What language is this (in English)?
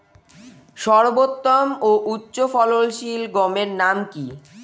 Bangla